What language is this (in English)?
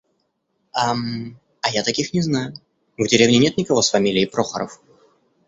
Russian